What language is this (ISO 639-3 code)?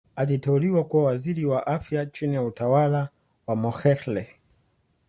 swa